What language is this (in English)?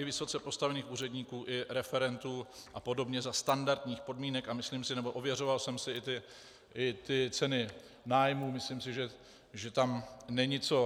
Czech